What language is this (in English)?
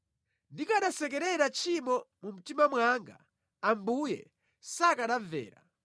Nyanja